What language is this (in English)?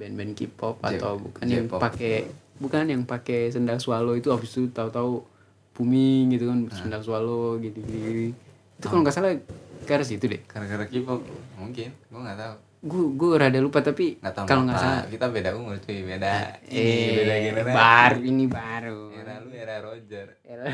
Indonesian